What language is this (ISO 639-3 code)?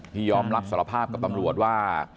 tha